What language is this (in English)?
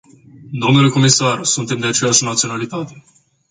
Romanian